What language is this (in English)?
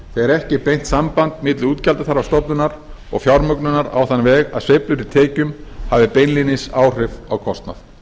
Icelandic